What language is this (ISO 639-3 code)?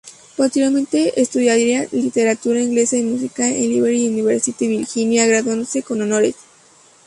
spa